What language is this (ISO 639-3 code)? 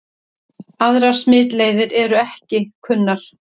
isl